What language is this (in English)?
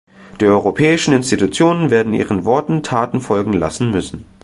German